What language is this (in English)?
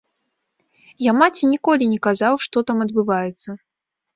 Belarusian